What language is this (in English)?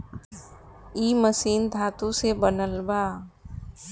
Bhojpuri